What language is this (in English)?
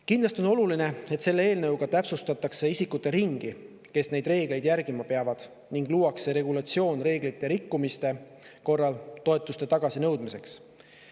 Estonian